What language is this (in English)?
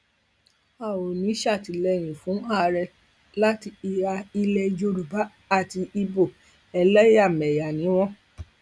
Yoruba